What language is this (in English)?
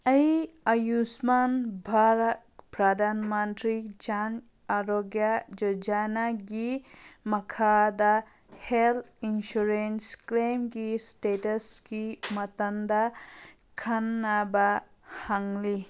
Manipuri